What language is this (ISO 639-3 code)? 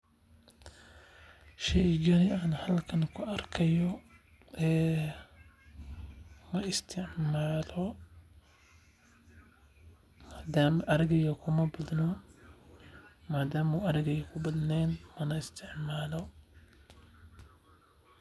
som